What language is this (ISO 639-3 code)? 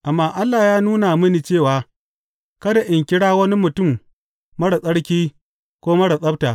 hau